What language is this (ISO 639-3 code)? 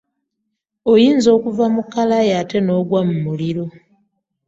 lug